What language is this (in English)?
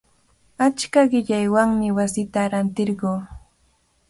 Cajatambo North Lima Quechua